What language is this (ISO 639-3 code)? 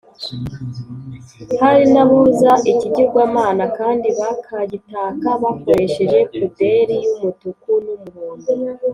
kin